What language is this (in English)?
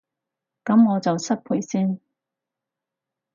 Cantonese